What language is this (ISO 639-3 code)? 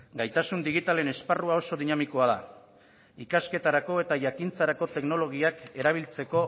eus